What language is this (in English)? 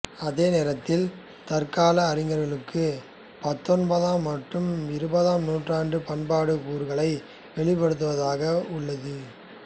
Tamil